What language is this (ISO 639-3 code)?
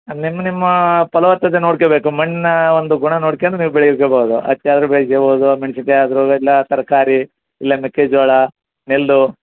kan